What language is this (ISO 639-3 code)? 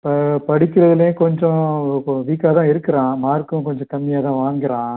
tam